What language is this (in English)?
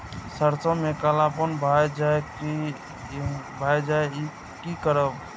Maithili